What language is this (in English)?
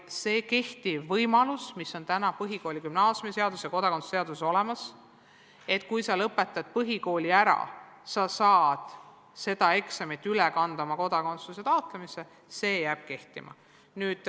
Estonian